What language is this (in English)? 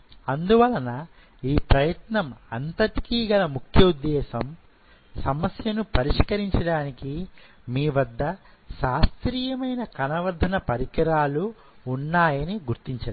Telugu